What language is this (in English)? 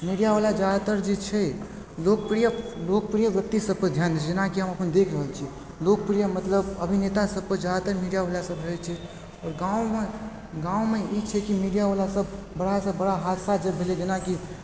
Maithili